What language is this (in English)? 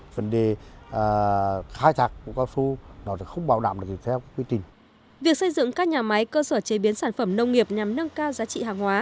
Vietnamese